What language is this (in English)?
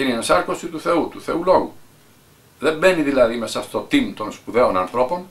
Greek